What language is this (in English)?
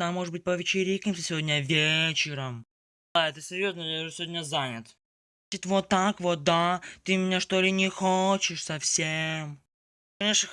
Russian